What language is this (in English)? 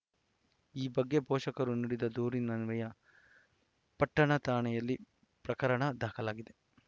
Kannada